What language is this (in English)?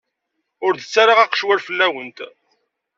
Kabyle